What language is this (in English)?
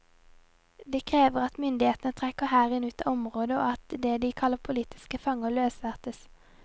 Norwegian